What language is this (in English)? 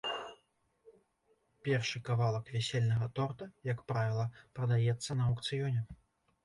Belarusian